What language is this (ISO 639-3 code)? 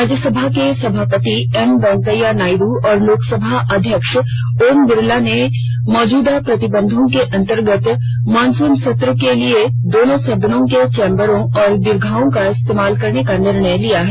hin